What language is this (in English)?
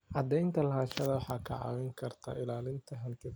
Somali